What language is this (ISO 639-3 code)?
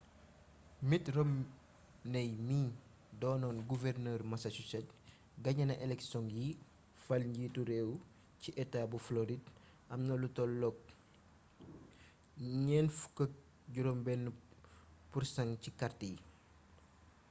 wol